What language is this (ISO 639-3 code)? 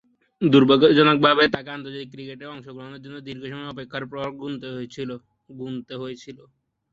ben